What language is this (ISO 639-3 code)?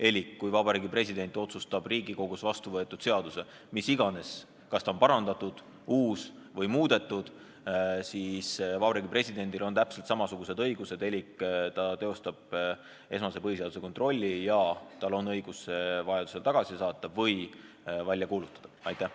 est